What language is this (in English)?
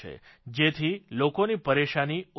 Gujarati